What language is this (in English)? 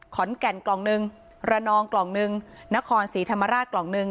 Thai